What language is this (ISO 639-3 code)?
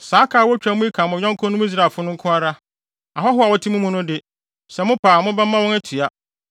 aka